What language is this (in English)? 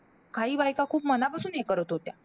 Marathi